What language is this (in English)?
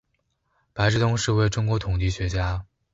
Chinese